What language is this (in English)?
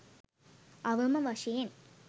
Sinhala